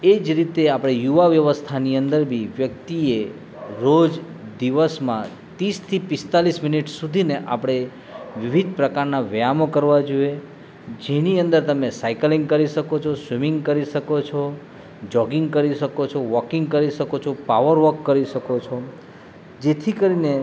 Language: Gujarati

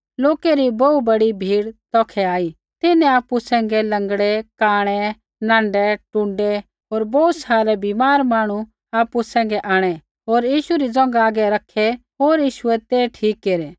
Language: Kullu Pahari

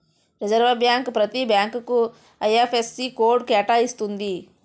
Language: Telugu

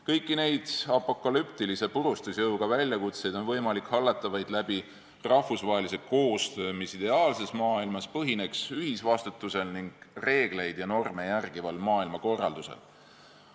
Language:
Estonian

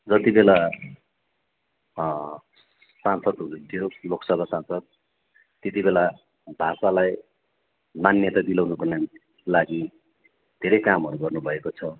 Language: Nepali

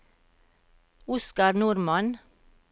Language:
Norwegian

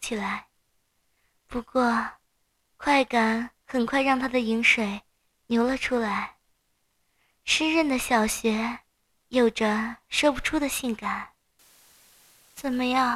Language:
Chinese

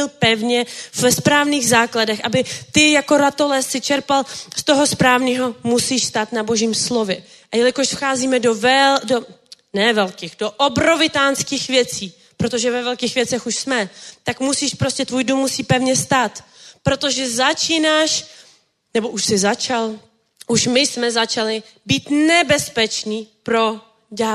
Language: Czech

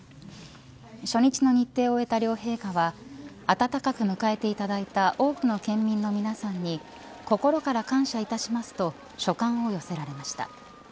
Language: Japanese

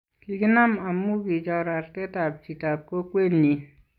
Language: Kalenjin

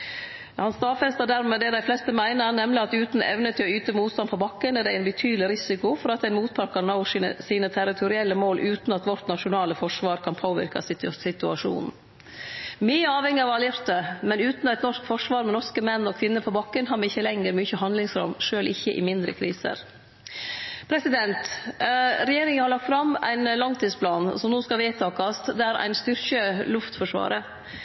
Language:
Norwegian Nynorsk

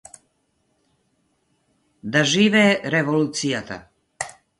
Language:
Macedonian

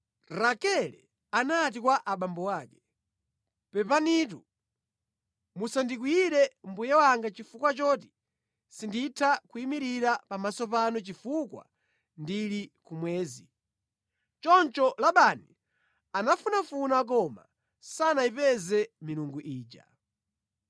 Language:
Nyanja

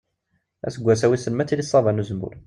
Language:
Kabyle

